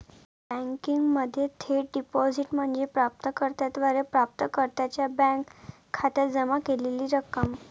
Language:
Marathi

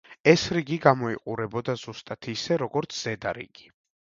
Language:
Georgian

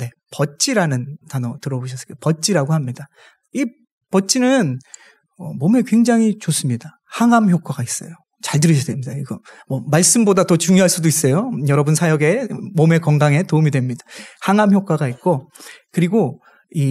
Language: Korean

